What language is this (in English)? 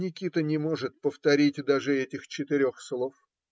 Russian